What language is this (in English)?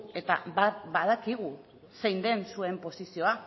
Basque